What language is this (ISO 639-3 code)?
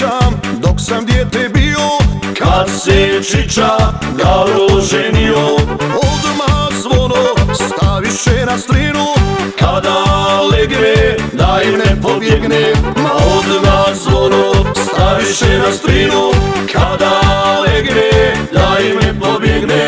por